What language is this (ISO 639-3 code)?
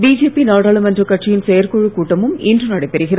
tam